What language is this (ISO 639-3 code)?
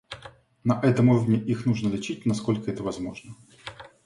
rus